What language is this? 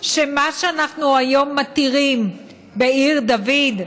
Hebrew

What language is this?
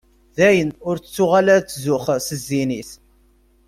Kabyle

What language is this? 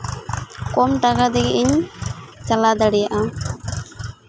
Santali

